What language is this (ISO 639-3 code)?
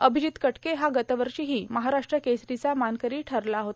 mar